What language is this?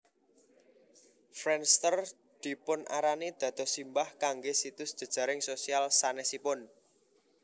Javanese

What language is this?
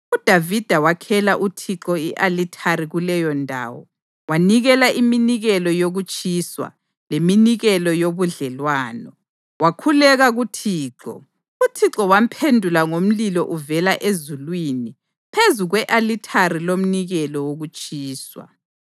North Ndebele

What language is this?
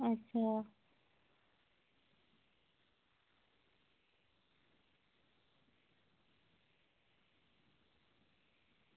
Dogri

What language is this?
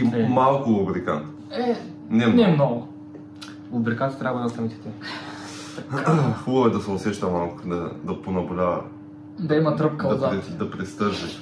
Bulgarian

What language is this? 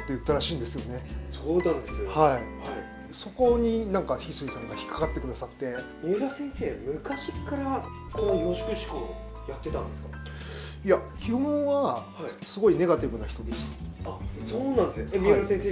Japanese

